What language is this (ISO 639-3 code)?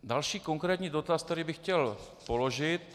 ces